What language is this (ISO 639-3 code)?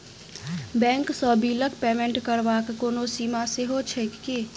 mai